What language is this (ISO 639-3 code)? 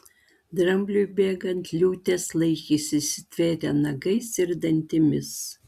lit